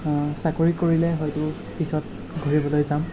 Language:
Assamese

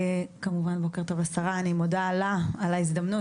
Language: Hebrew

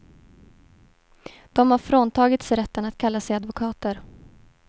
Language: Swedish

